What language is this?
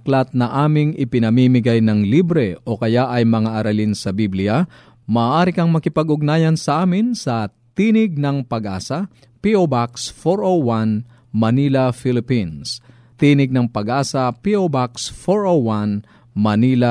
Filipino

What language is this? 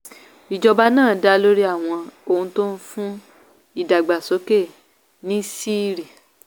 Yoruba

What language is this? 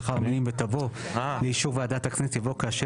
Hebrew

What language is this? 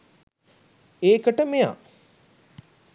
Sinhala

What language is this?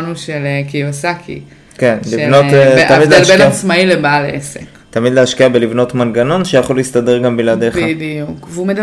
Hebrew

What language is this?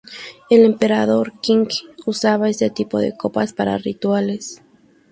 Spanish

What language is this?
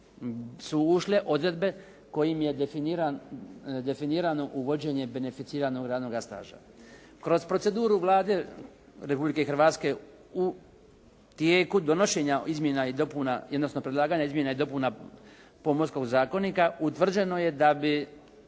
Croatian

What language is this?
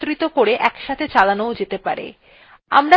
Bangla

